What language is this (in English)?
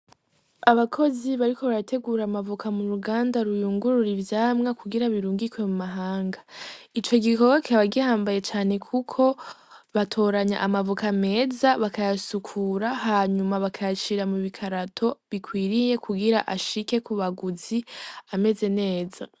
Rundi